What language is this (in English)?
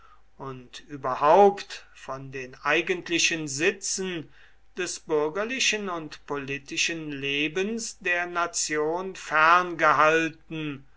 German